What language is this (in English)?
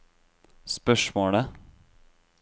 Norwegian